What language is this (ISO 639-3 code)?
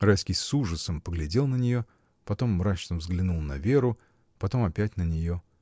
rus